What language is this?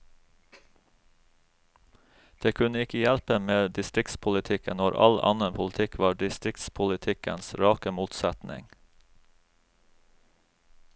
Norwegian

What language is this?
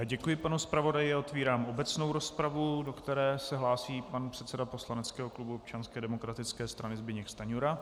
Czech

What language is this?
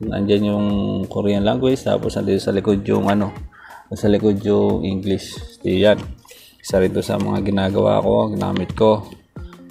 Filipino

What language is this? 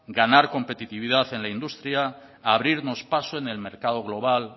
Spanish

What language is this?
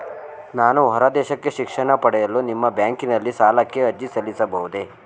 Kannada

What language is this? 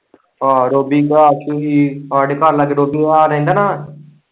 Punjabi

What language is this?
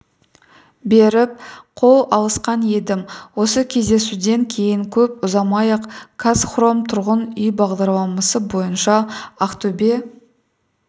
Kazakh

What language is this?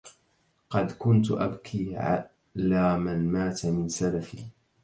Arabic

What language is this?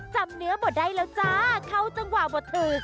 Thai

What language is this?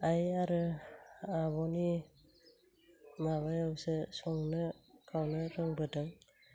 Bodo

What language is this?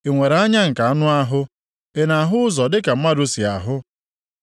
Igbo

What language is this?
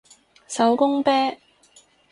Cantonese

